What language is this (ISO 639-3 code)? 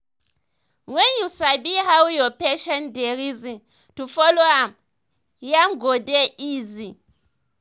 pcm